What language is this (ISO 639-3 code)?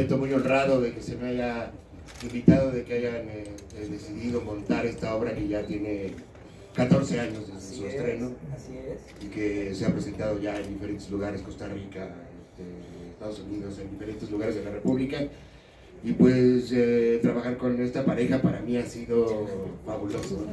spa